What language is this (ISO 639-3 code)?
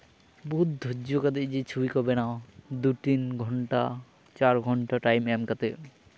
sat